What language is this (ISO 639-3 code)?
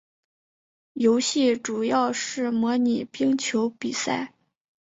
zho